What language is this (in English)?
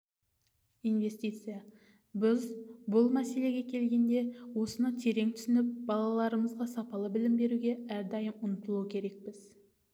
Kazakh